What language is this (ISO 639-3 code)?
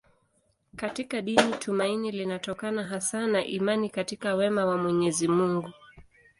swa